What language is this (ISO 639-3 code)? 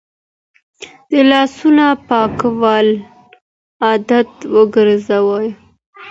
pus